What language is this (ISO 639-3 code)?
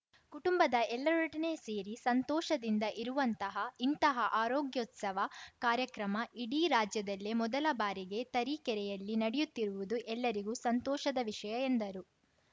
kan